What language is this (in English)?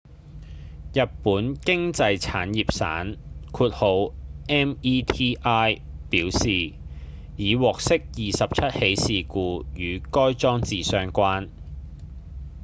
Cantonese